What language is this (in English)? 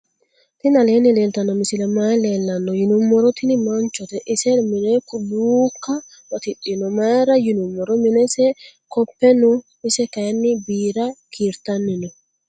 Sidamo